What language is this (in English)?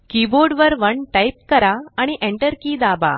Marathi